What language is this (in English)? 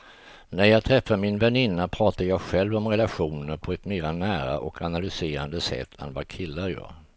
Swedish